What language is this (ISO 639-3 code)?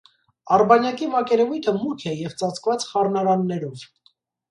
hye